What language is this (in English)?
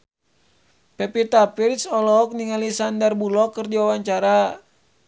Sundanese